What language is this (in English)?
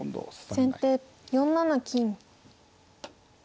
Japanese